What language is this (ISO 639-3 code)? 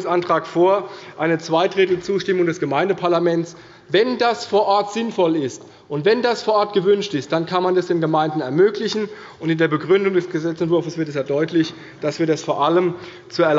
deu